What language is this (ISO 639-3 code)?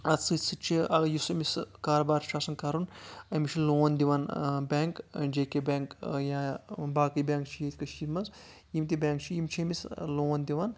kas